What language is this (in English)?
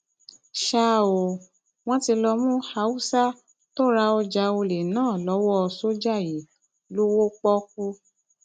Yoruba